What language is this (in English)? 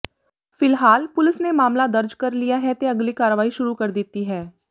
Punjabi